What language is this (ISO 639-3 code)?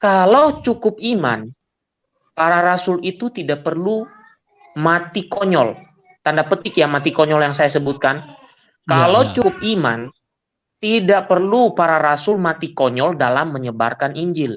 ind